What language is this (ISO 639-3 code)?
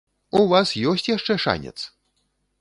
bel